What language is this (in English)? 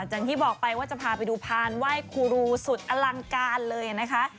Thai